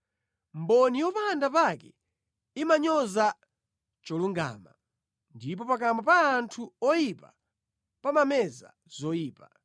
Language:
Nyanja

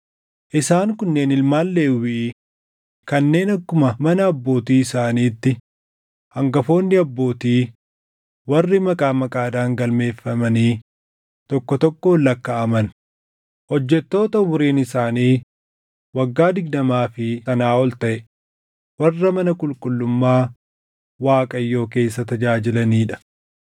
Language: Oromo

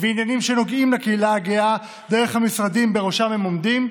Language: Hebrew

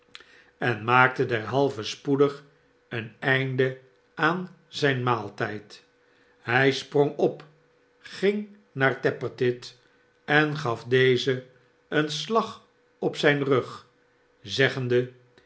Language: Dutch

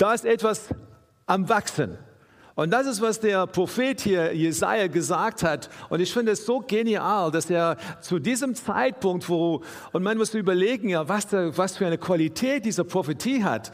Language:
German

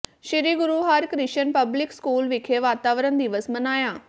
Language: Punjabi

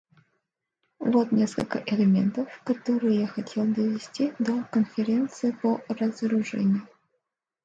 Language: Russian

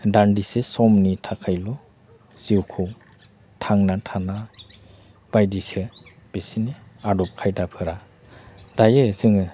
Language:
Bodo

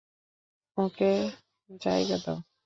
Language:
Bangla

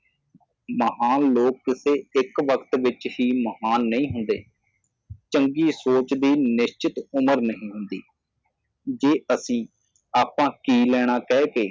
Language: Punjabi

